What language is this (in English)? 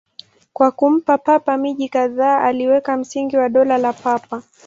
Swahili